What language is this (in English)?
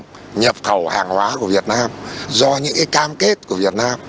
Vietnamese